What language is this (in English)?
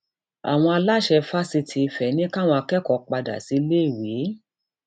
Yoruba